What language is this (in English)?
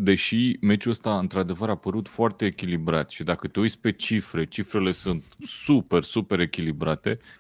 Romanian